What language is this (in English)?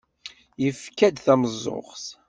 Kabyle